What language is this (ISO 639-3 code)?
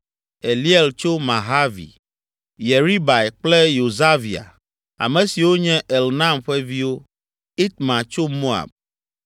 ewe